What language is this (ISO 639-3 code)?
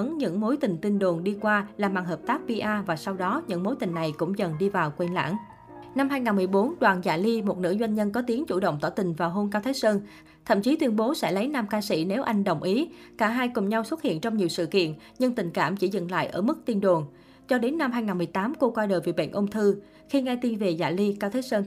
vie